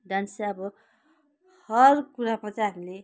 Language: Nepali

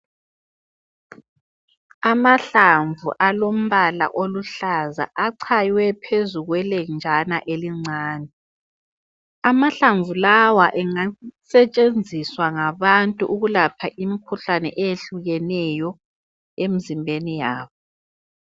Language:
North Ndebele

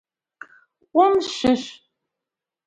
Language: Abkhazian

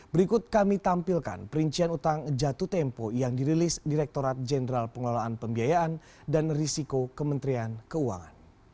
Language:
Indonesian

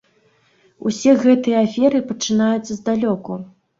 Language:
Belarusian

